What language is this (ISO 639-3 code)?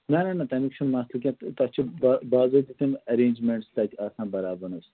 kas